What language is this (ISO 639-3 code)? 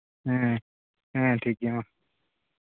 sat